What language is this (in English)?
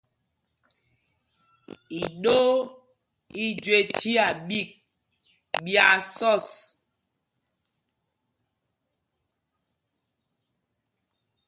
Mpumpong